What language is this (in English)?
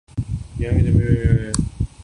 Urdu